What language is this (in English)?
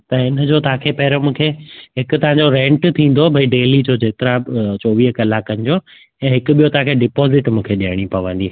Sindhi